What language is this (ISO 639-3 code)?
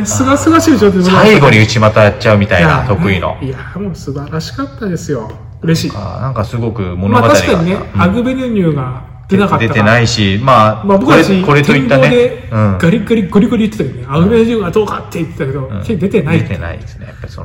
jpn